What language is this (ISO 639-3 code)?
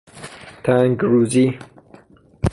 fas